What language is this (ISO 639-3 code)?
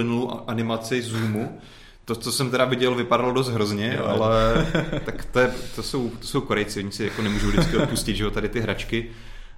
ces